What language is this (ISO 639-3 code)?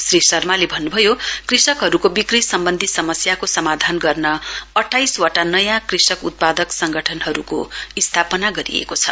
nep